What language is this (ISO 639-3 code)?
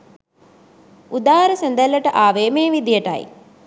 sin